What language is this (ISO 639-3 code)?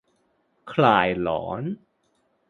tha